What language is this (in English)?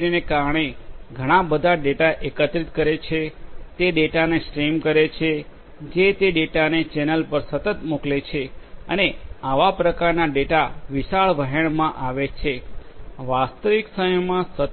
Gujarati